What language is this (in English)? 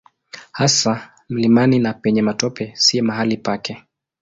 Swahili